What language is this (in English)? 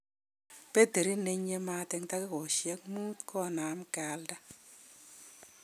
Kalenjin